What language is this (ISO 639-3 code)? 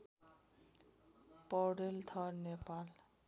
nep